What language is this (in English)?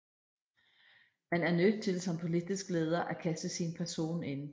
Danish